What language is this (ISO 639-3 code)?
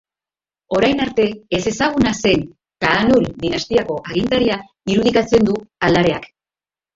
eus